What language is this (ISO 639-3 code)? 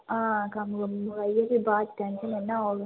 doi